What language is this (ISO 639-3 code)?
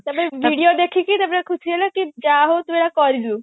ori